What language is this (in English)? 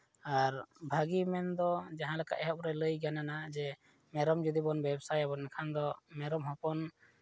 Santali